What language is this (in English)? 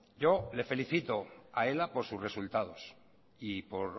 Spanish